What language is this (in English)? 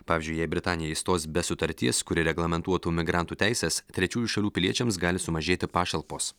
Lithuanian